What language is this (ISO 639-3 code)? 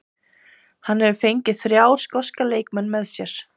isl